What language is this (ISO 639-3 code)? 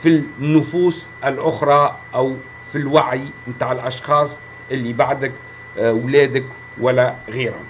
ara